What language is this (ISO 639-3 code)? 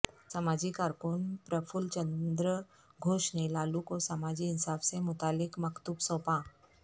urd